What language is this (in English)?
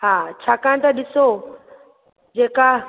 Sindhi